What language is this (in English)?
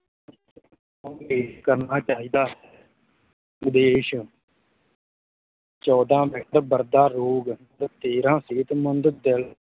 Punjabi